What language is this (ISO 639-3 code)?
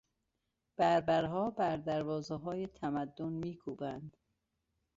fas